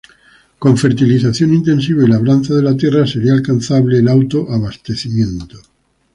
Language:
Spanish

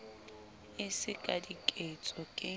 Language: Southern Sotho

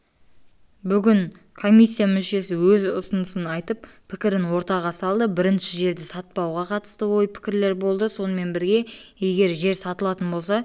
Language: Kazakh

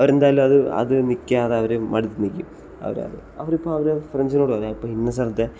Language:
Malayalam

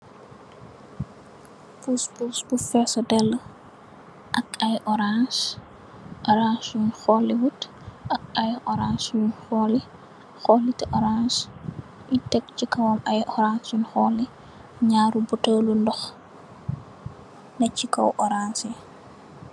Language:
Wolof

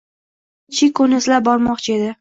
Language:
Uzbek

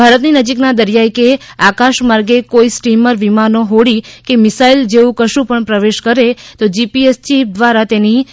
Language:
Gujarati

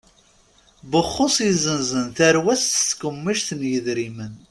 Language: Kabyle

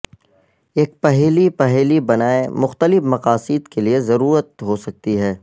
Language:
Urdu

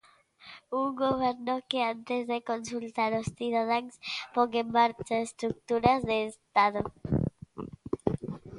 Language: Galician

